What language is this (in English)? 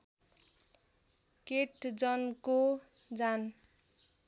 Nepali